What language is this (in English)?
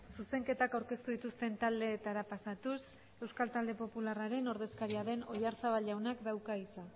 Basque